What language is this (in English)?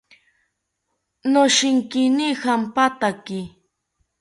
South Ucayali Ashéninka